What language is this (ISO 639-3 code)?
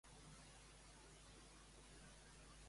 cat